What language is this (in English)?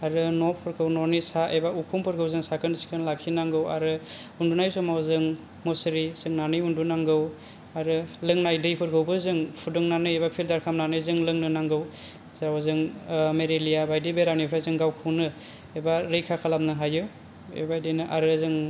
Bodo